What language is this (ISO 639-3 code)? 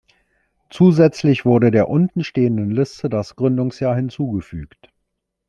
deu